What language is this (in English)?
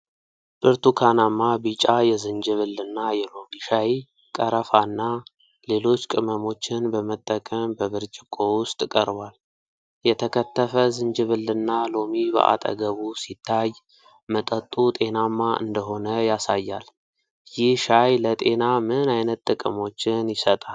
Amharic